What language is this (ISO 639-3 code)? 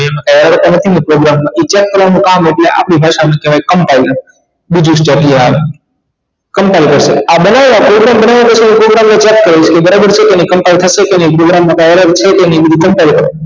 guj